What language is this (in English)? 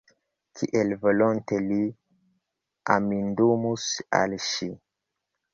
Esperanto